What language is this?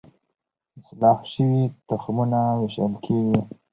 Pashto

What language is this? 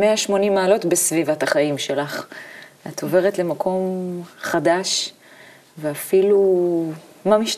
Hebrew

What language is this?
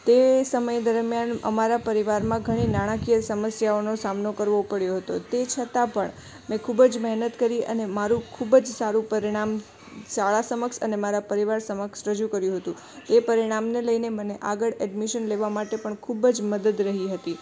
Gujarati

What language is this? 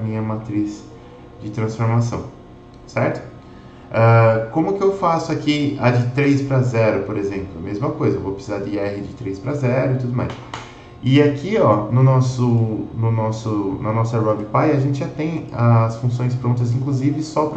Portuguese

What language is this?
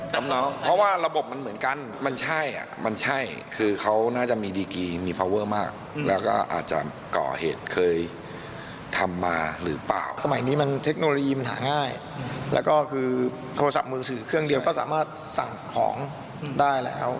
Thai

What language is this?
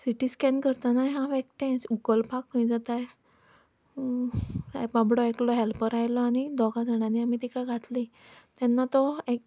Konkani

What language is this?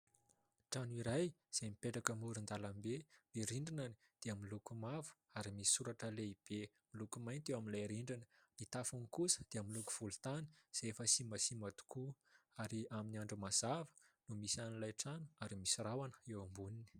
Malagasy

